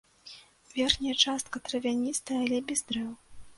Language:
Belarusian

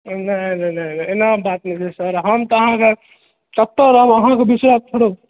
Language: Maithili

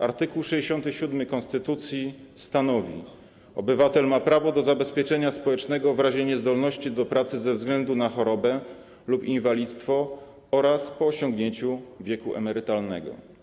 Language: Polish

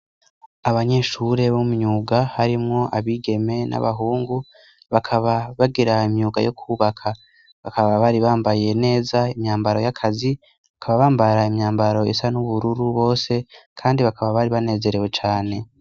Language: Rundi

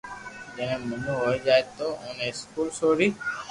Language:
Loarki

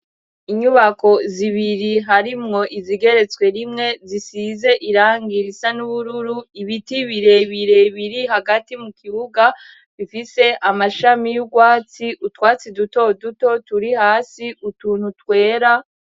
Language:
Rundi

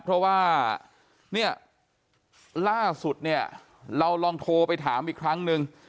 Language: Thai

